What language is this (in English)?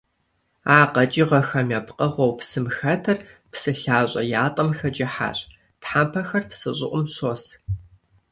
Kabardian